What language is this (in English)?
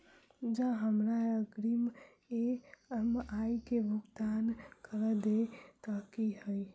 Maithili